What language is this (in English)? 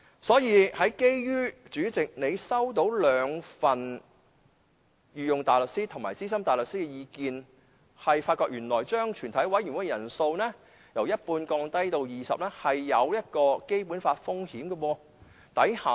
Cantonese